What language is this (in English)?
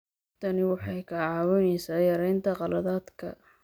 Somali